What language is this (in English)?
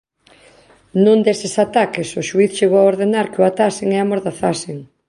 Galician